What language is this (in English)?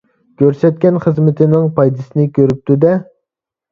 Uyghur